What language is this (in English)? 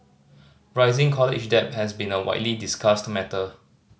English